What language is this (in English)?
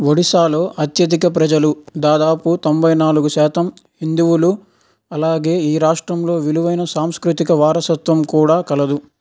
Telugu